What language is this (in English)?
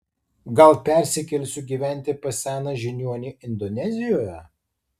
Lithuanian